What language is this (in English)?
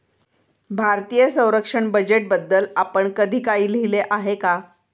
Marathi